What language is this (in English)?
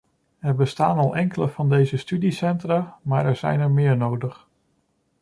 Dutch